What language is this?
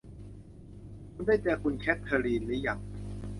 Thai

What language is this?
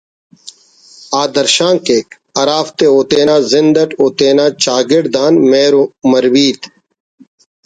Brahui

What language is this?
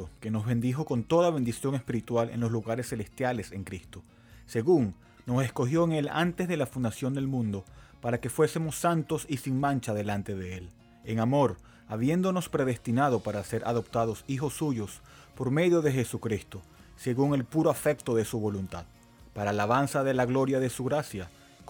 Spanish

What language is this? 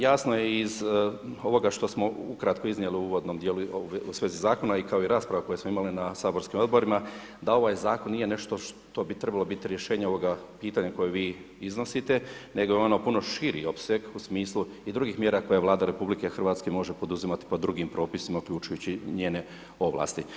Croatian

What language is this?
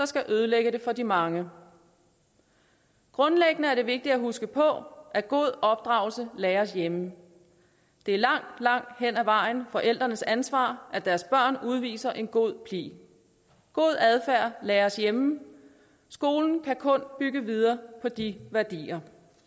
Danish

